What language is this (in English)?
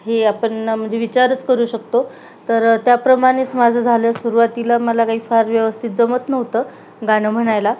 Marathi